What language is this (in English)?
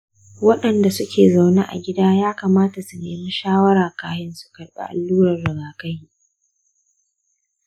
Hausa